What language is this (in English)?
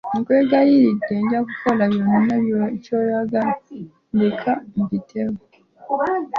Ganda